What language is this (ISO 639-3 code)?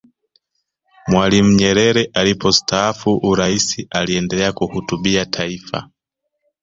swa